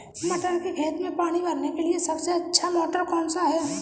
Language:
Hindi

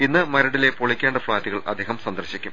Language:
Malayalam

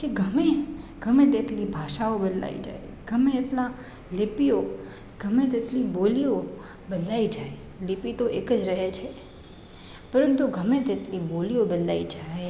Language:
Gujarati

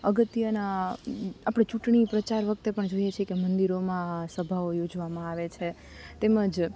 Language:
Gujarati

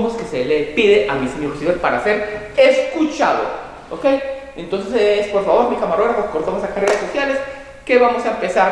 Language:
Spanish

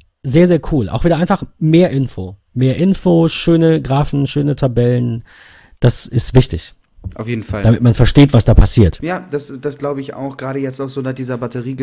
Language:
German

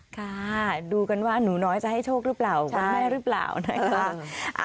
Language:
Thai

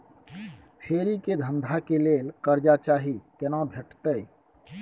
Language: Maithili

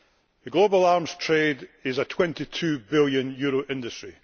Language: English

